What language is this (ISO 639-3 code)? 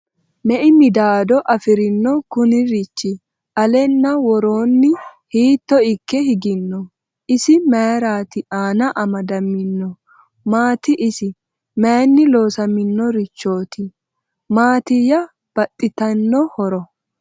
sid